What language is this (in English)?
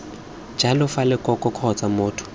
Tswana